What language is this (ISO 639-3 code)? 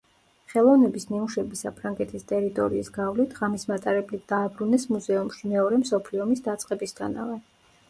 kat